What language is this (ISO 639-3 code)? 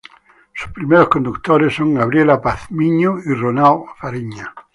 spa